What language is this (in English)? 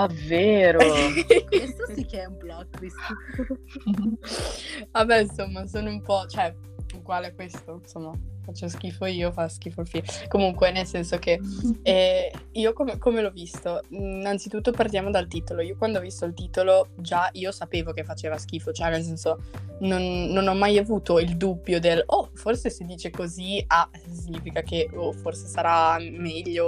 Italian